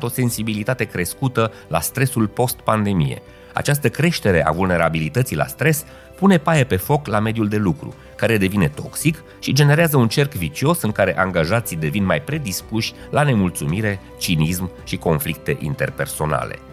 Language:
Romanian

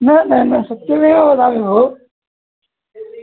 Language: Sanskrit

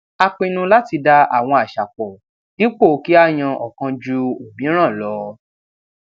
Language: Yoruba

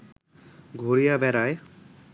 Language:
Bangla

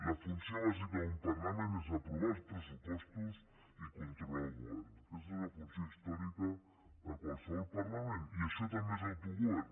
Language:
Catalan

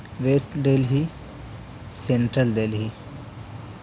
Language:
Urdu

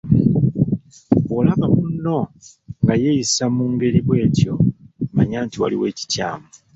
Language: Ganda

